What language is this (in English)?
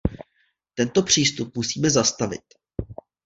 Czech